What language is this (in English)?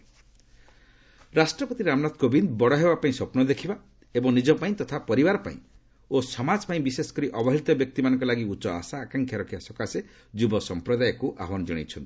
Odia